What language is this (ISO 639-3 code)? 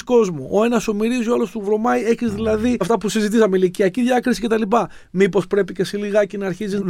ell